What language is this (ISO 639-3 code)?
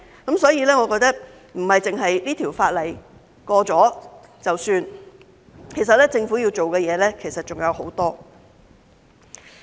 yue